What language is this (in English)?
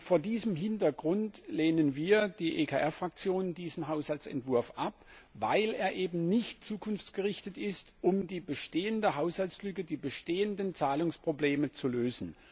German